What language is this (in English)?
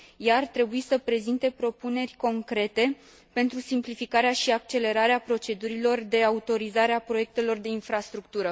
Romanian